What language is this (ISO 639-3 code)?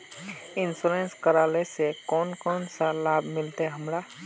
mag